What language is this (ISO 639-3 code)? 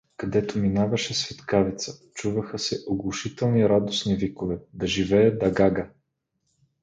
bul